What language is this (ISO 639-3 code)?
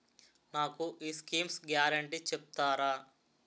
tel